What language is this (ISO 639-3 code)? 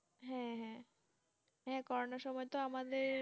ben